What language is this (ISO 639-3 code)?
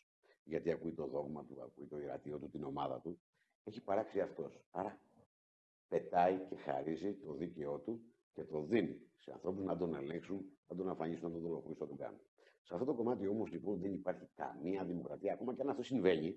ell